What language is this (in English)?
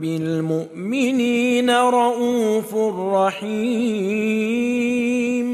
Arabic